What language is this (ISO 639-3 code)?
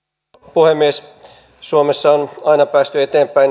fin